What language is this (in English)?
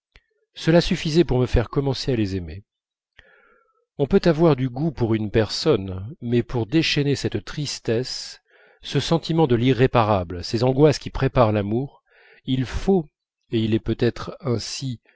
French